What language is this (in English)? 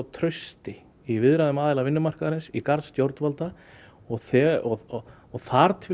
Icelandic